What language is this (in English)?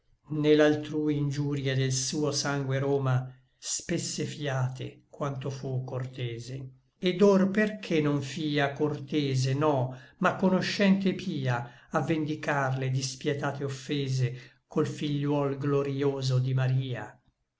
Italian